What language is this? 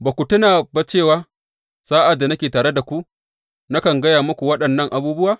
Hausa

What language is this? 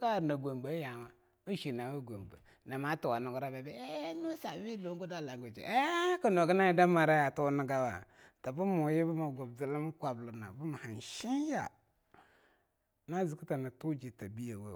Longuda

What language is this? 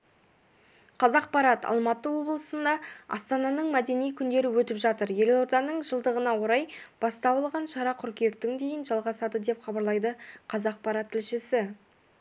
Kazakh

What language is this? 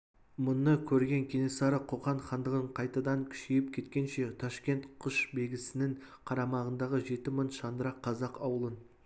Kazakh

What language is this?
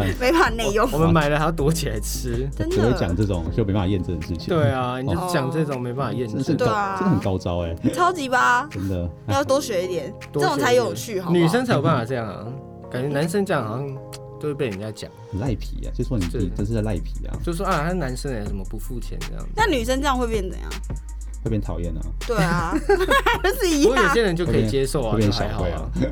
Chinese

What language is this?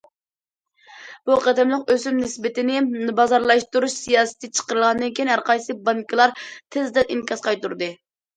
Uyghur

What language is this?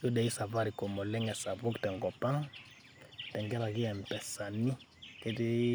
Masai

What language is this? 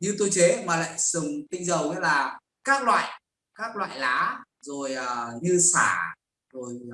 Vietnamese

